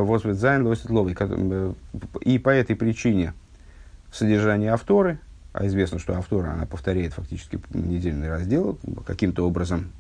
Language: Russian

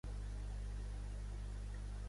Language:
Catalan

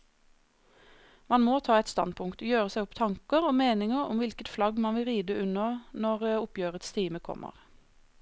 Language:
Norwegian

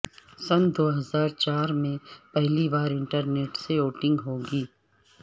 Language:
Urdu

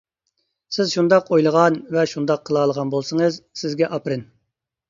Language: Uyghur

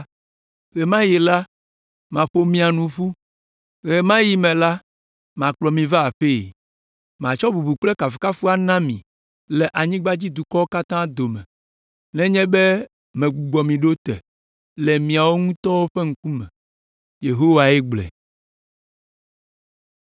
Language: Ewe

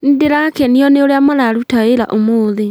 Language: Kikuyu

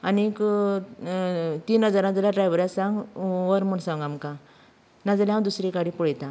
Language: Konkani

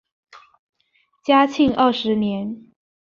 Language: Chinese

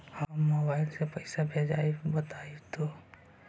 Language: Magahi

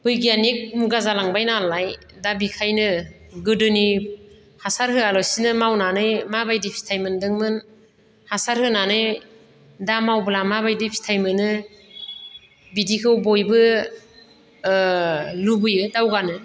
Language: Bodo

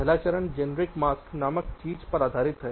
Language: Hindi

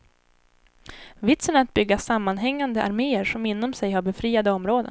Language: Swedish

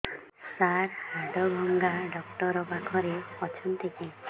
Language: Odia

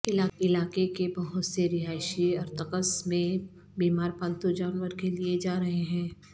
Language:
Urdu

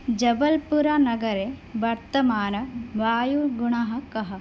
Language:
Sanskrit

